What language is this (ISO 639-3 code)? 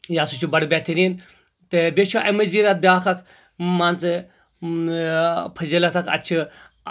kas